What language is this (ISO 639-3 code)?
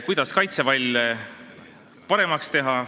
est